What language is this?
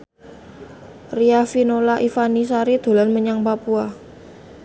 Javanese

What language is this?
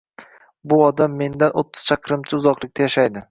Uzbek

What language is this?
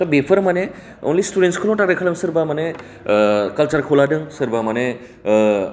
Bodo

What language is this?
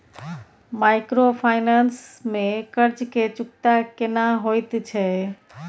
Maithili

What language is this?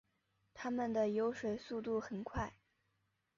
Chinese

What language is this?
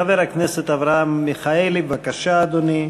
Hebrew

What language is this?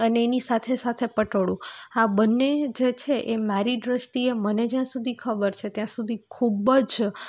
Gujarati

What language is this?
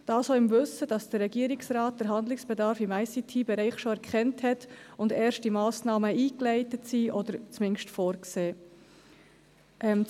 Swiss German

